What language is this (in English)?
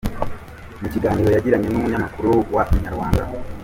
Kinyarwanda